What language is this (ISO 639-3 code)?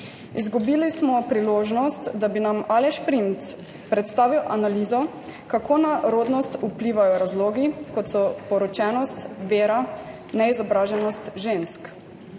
slv